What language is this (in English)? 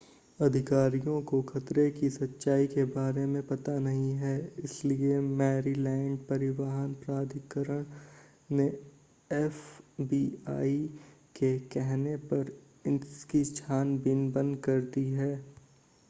Hindi